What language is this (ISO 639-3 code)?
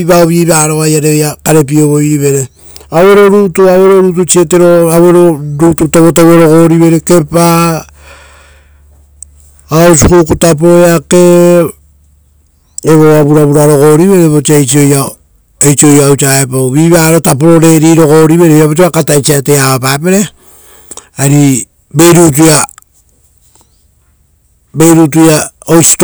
roo